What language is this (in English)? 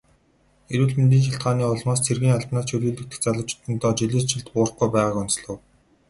Mongolian